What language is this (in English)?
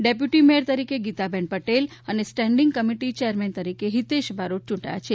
Gujarati